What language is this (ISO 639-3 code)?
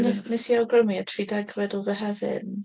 cym